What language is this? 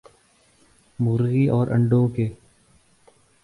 Urdu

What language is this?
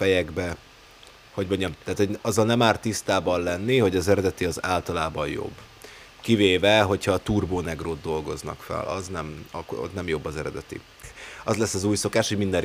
Hungarian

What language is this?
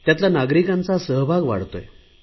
Marathi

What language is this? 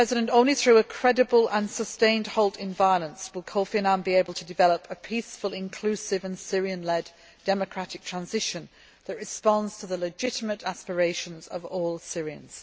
English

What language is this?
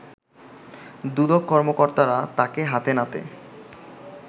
Bangla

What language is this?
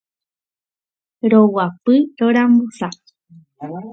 Guarani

